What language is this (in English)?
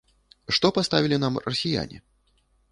Belarusian